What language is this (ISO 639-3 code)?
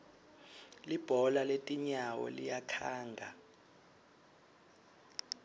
ssw